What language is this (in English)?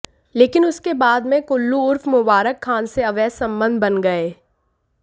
Hindi